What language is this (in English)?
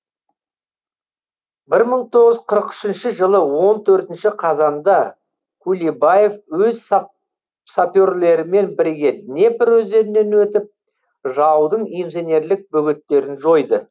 Kazakh